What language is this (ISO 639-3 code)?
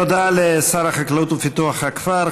heb